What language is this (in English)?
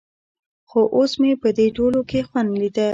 Pashto